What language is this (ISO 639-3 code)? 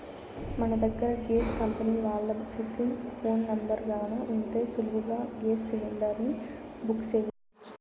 tel